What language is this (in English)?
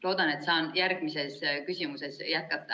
Estonian